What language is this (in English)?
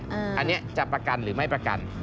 Thai